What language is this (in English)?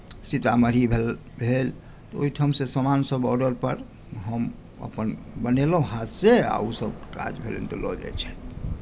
Maithili